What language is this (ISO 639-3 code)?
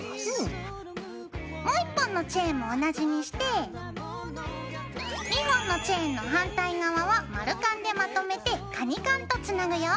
jpn